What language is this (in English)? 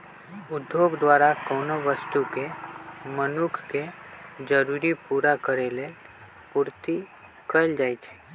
Magahi